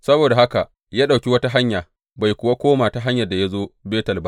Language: Hausa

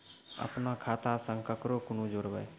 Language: Maithili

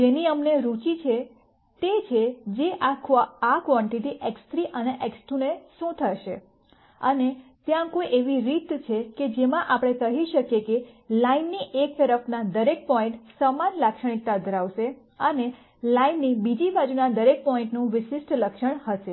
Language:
Gujarati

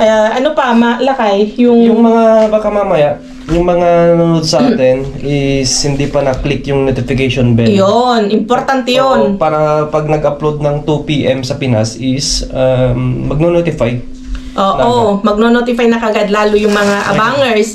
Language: Filipino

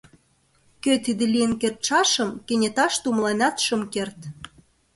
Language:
Mari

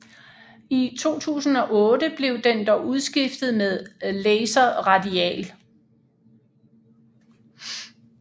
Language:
Danish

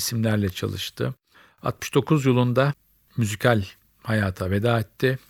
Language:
Turkish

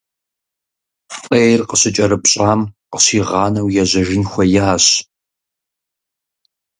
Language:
Kabardian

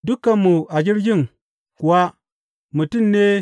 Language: Hausa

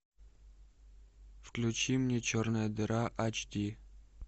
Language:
Russian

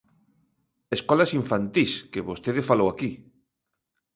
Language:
Galician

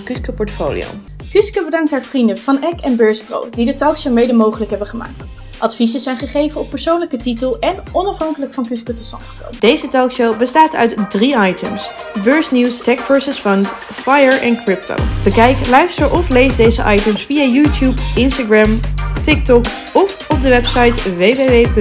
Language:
Dutch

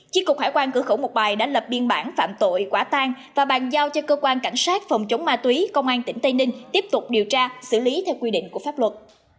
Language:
Vietnamese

